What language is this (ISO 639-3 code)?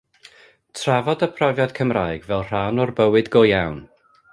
cym